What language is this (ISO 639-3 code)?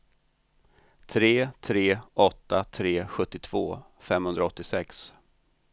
swe